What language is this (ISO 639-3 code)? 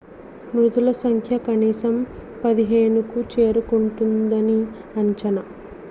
tel